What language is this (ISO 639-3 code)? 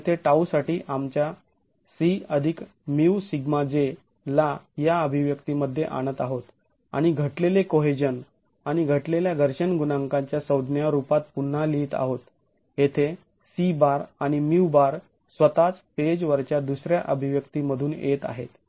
mar